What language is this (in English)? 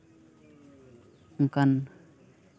Santali